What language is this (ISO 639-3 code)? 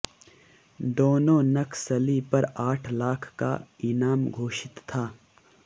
hin